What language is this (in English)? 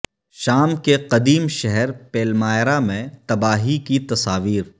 Urdu